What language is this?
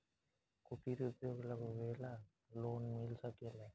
Bhojpuri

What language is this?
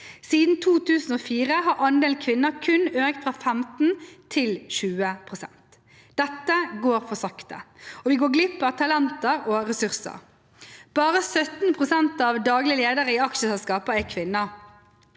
Norwegian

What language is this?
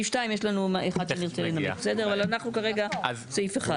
Hebrew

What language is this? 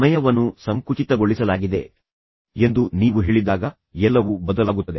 Kannada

